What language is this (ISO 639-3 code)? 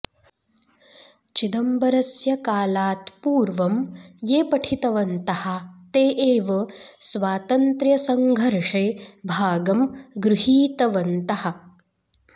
san